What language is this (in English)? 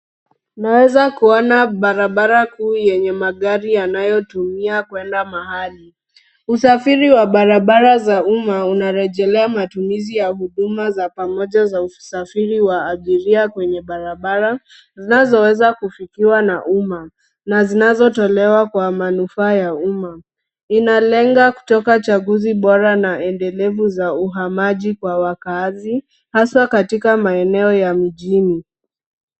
Swahili